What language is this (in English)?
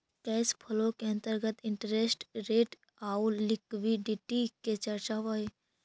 Magahi